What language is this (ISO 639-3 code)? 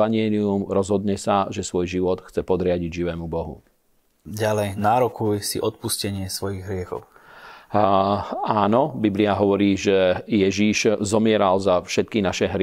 slk